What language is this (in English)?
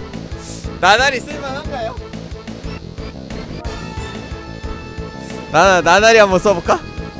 Korean